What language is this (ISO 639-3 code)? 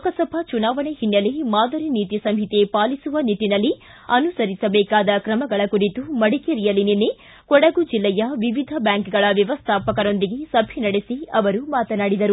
kan